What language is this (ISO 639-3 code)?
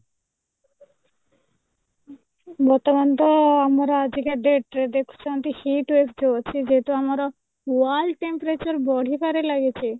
ori